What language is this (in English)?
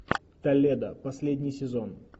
Russian